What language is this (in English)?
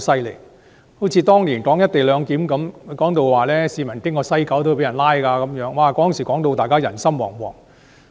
Cantonese